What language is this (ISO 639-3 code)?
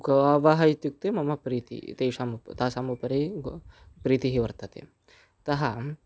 san